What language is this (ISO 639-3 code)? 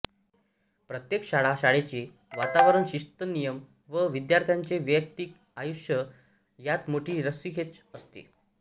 mar